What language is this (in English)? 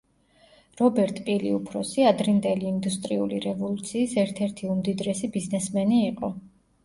Georgian